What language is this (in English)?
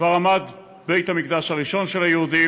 Hebrew